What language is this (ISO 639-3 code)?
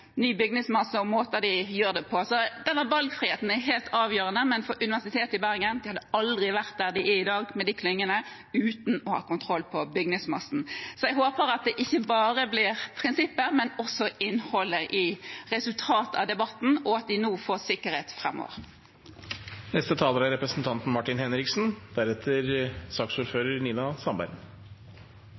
nob